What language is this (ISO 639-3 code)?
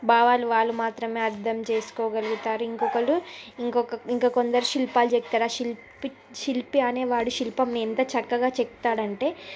tel